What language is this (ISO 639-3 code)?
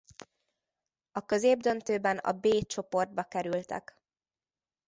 hun